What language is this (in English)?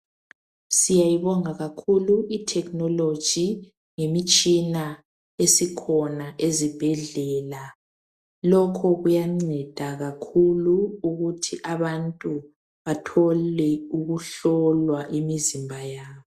North Ndebele